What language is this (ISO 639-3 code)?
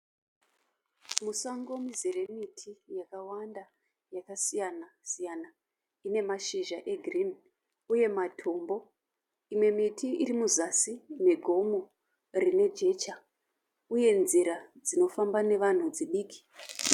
sna